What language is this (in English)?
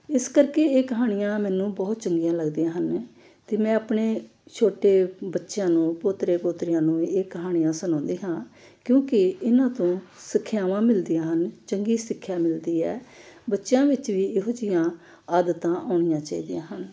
Punjabi